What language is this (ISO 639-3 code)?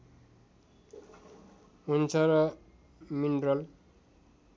nep